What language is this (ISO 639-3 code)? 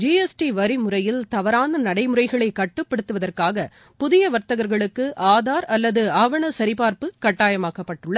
tam